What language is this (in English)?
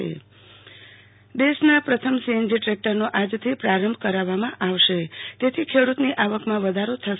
Gujarati